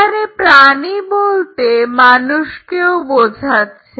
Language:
Bangla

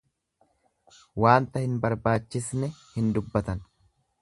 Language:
Oromo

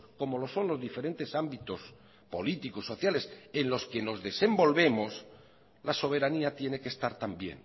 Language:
Spanish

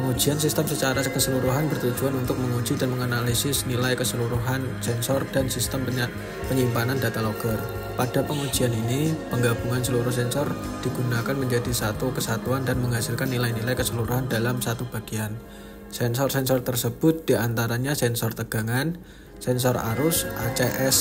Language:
Indonesian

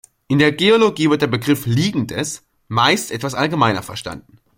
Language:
German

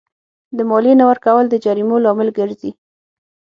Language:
Pashto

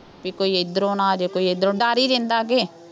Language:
Punjabi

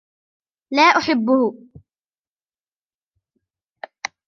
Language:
Arabic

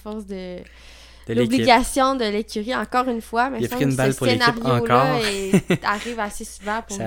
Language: French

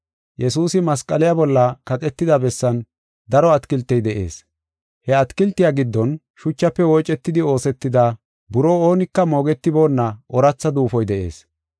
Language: Gofa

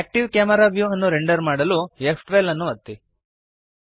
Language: Kannada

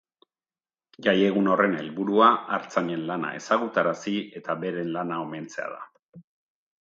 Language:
Basque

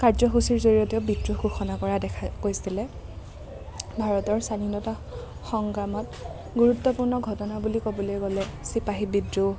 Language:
Assamese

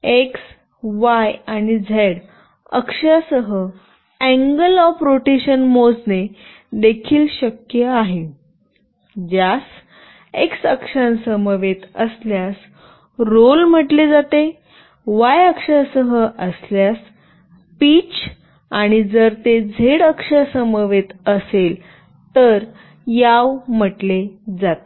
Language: Marathi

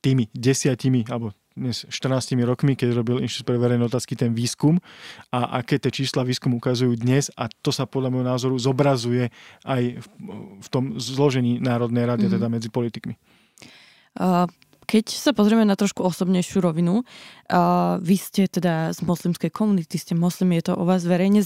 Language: Slovak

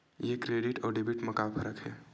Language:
Chhattisgarhi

